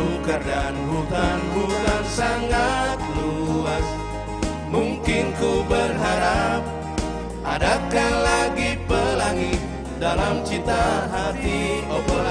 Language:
Indonesian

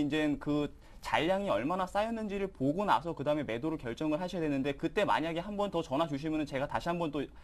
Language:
Korean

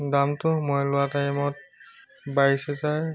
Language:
Assamese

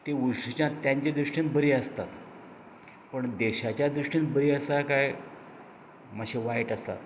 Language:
Konkani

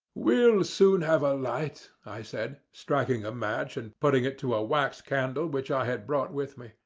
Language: English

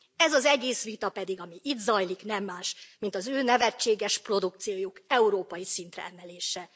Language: Hungarian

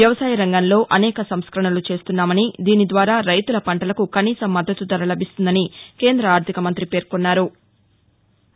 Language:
Telugu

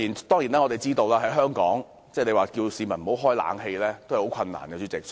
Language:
Cantonese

